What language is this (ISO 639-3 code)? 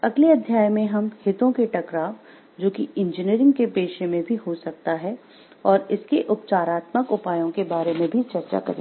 hin